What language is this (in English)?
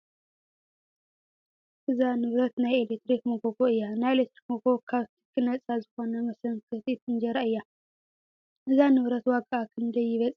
Tigrinya